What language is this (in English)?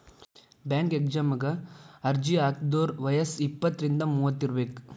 Kannada